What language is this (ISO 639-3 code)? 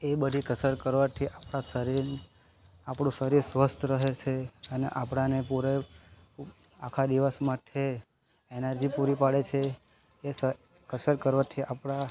guj